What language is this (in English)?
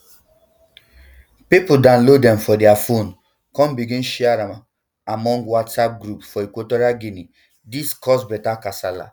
Nigerian Pidgin